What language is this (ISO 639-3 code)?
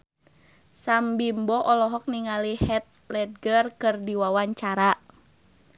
sun